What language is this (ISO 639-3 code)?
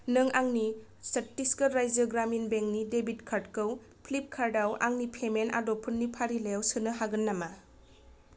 brx